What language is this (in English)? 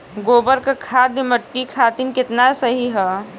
Bhojpuri